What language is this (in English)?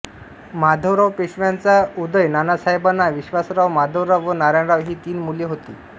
Marathi